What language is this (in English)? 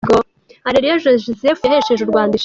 Kinyarwanda